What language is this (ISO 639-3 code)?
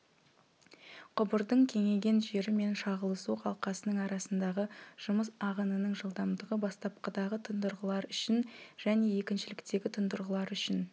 kaz